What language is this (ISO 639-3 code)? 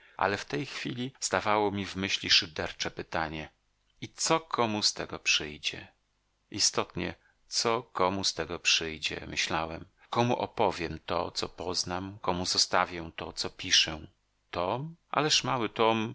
pol